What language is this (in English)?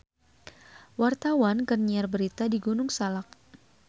Sundanese